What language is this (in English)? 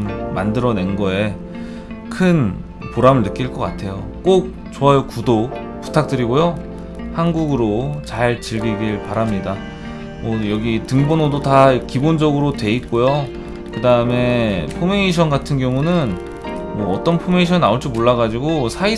Korean